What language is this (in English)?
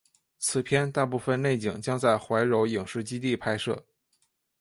Chinese